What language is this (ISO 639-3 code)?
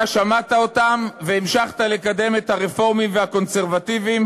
heb